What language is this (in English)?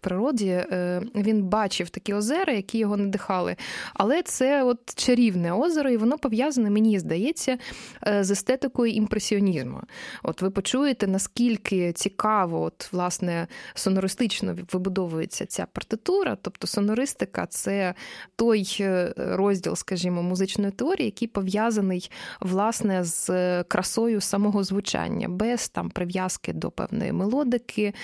Ukrainian